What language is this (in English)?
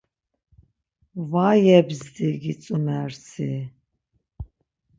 Laz